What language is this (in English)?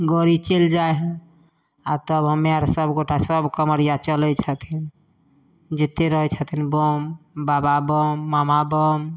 Maithili